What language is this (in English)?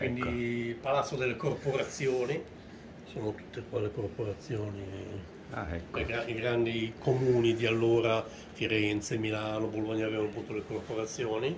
Italian